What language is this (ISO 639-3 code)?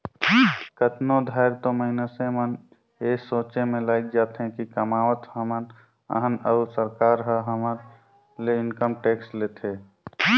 hne